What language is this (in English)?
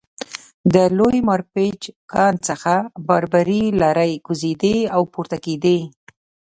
Pashto